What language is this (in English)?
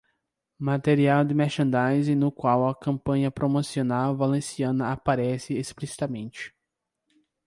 Portuguese